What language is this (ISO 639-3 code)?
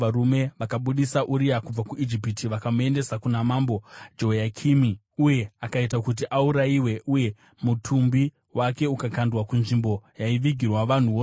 sna